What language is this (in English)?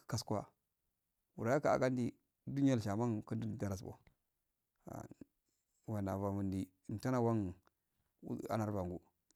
Afade